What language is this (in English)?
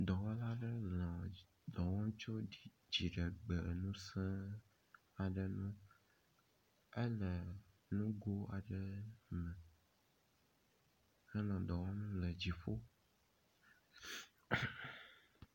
Ewe